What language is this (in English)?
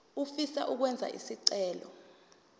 Zulu